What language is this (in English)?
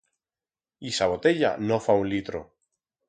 Aragonese